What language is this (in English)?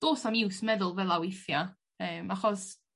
Welsh